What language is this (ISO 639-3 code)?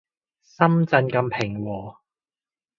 yue